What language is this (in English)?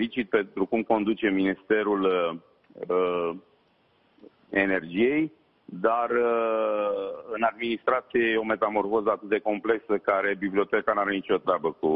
Romanian